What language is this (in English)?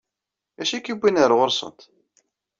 Kabyle